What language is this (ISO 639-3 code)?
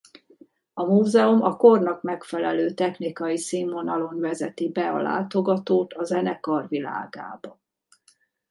hun